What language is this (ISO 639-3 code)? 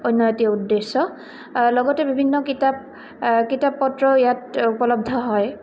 asm